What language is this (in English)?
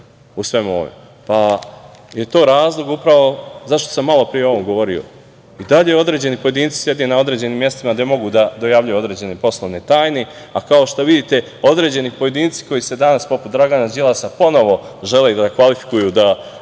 Serbian